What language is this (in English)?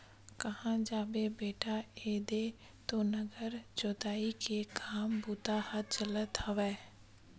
Chhattisgarhi